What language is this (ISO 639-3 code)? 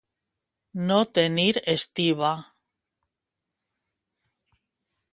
cat